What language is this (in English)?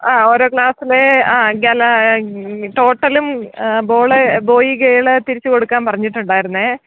Malayalam